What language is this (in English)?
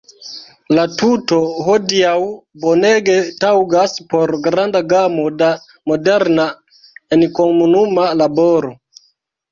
Esperanto